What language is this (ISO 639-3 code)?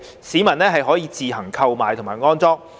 yue